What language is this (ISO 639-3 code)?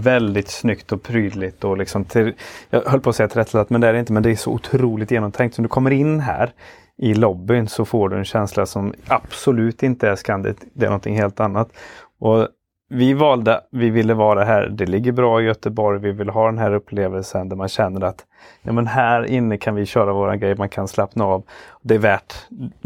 swe